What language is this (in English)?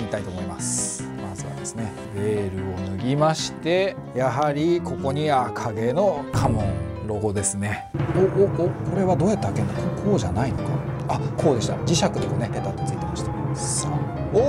Japanese